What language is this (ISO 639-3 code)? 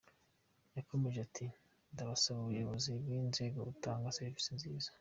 kin